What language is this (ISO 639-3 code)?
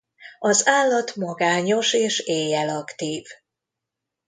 hun